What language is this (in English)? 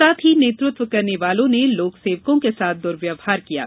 Hindi